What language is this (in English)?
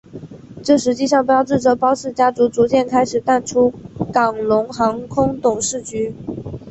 Chinese